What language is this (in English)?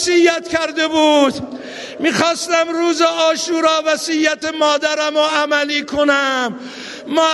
Persian